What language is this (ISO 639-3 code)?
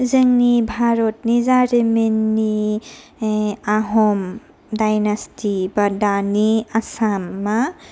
brx